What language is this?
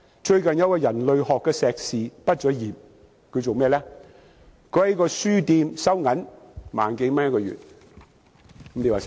Cantonese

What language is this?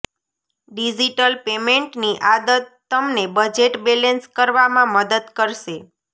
Gujarati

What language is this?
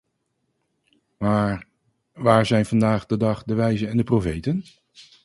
Dutch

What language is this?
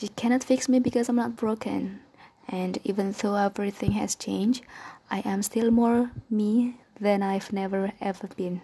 Indonesian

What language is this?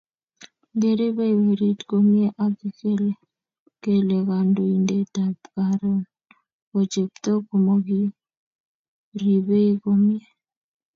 Kalenjin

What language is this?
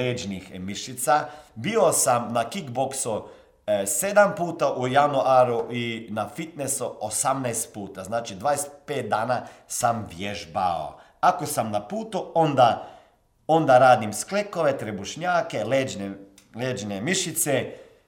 Croatian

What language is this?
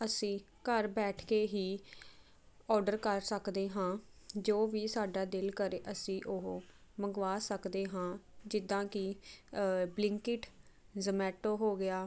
Punjabi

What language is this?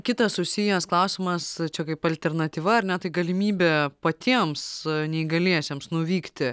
Lithuanian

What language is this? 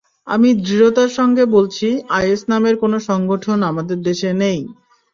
Bangla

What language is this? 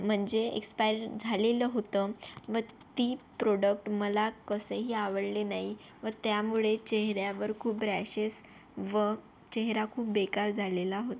Marathi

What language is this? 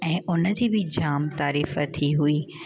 Sindhi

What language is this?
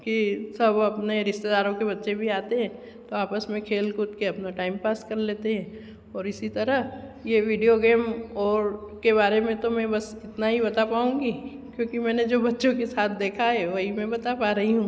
Hindi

